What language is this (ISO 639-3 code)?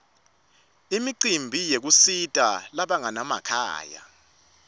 ssw